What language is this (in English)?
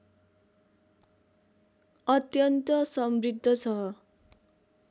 Nepali